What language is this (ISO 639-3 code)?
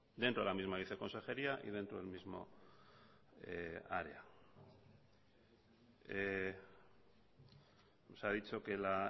spa